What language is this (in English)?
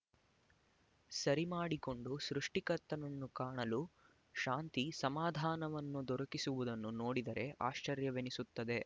Kannada